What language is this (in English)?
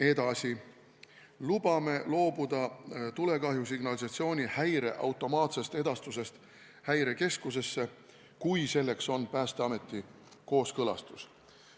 Estonian